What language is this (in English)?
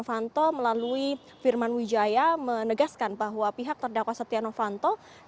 Indonesian